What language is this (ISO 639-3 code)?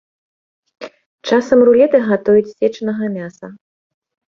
bel